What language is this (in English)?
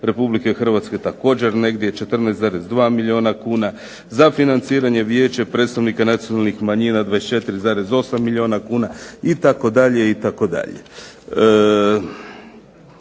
Croatian